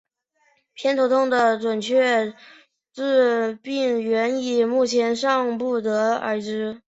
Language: Chinese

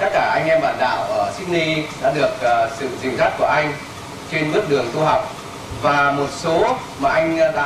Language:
Vietnamese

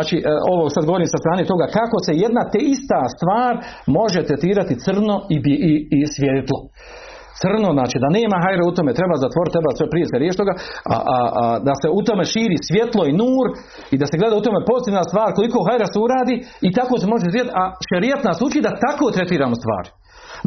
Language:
Croatian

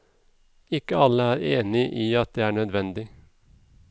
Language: Norwegian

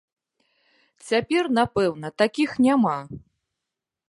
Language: Belarusian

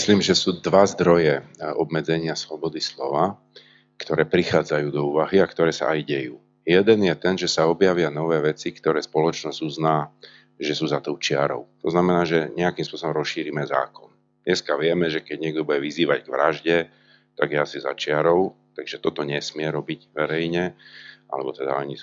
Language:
Slovak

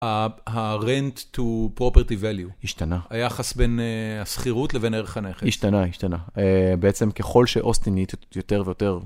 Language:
Hebrew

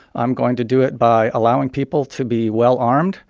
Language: English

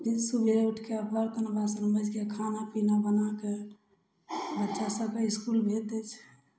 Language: Maithili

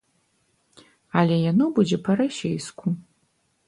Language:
Belarusian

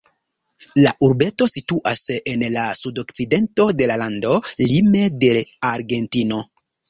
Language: Esperanto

